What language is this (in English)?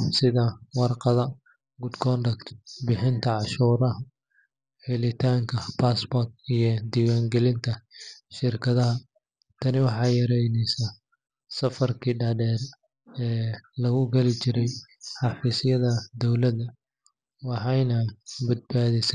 Somali